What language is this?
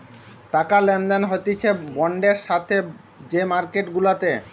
Bangla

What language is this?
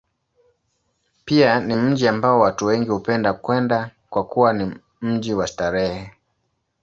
Swahili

